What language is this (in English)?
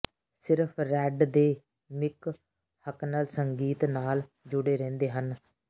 Punjabi